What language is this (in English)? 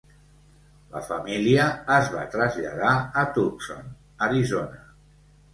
Catalan